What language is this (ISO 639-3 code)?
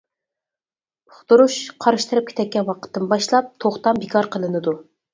uig